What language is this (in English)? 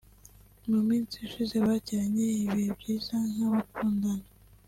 Kinyarwanda